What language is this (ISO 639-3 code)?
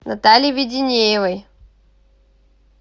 rus